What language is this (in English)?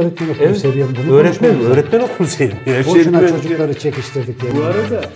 Turkish